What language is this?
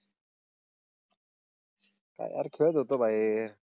Marathi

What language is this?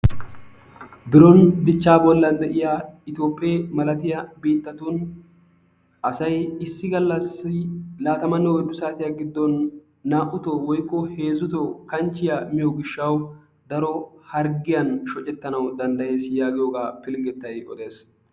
Wolaytta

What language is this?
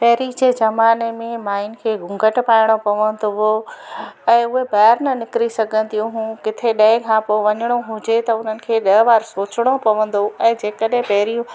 Sindhi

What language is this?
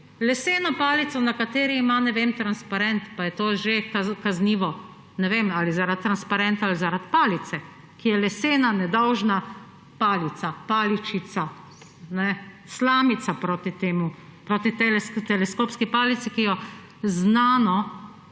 Slovenian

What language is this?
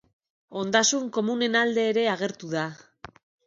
Basque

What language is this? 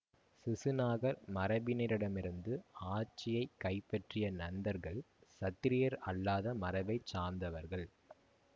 Tamil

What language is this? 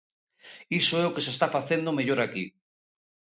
Galician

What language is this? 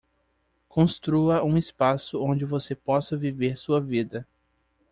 Portuguese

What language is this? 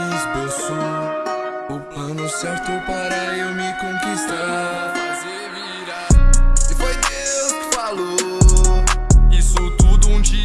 Portuguese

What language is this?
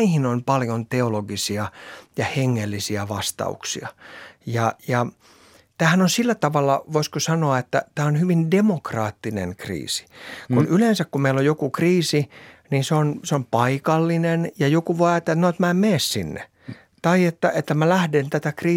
Finnish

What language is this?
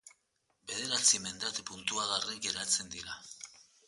Basque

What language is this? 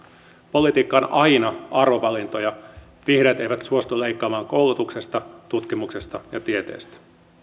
Finnish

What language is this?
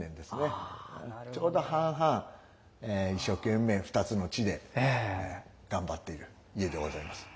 Japanese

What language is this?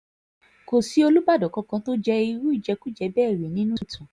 Yoruba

